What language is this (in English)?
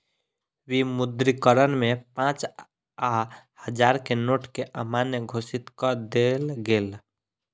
Maithili